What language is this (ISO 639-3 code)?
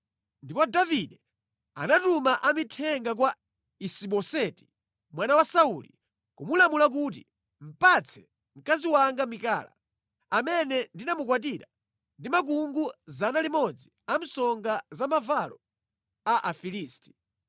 nya